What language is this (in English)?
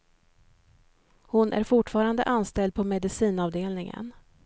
Swedish